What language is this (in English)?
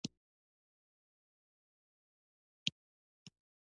Pashto